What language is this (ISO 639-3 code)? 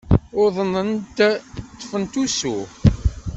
kab